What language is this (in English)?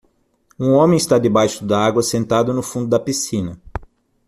Portuguese